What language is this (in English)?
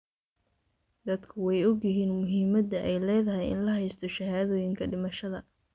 Somali